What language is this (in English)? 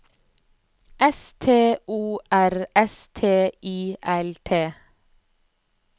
Norwegian